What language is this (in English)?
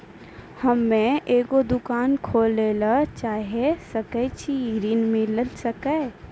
Maithili